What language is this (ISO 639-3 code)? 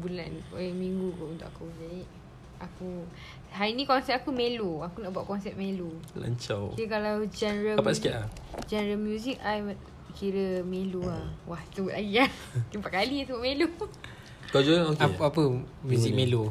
msa